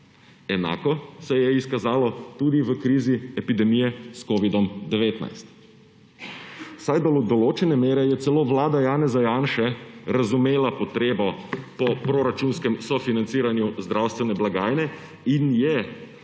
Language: Slovenian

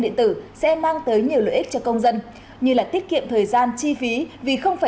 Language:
Vietnamese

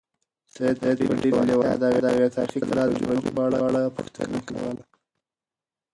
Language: Pashto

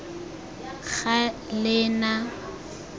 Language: Tswana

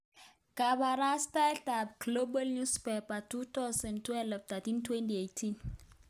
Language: Kalenjin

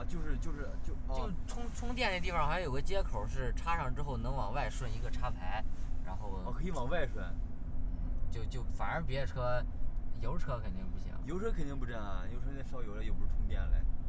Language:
Chinese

